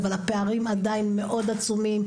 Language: Hebrew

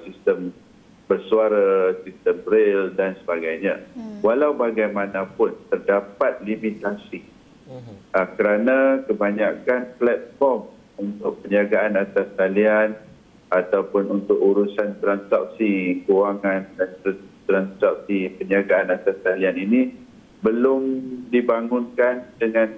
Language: Malay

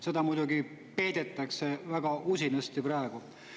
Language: Estonian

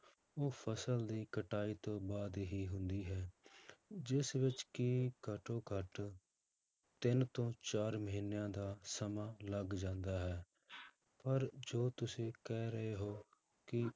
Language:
Punjabi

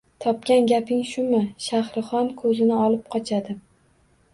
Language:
Uzbek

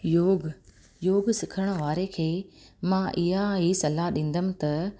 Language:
Sindhi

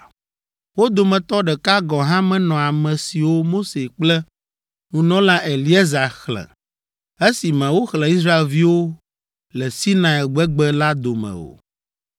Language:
Ewe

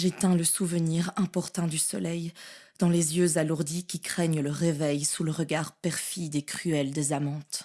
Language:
French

